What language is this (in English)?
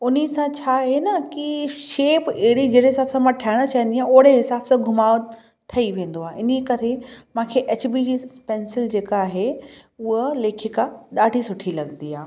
Sindhi